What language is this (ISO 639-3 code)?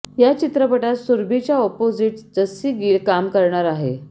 mar